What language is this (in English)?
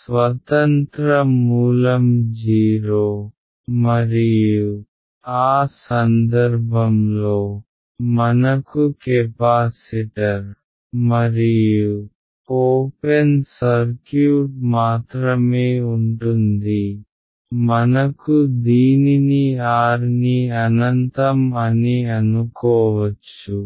Telugu